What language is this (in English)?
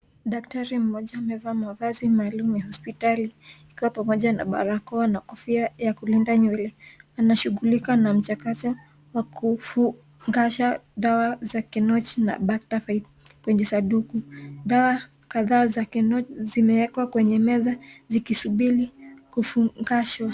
Swahili